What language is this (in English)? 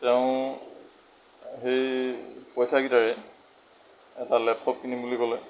Assamese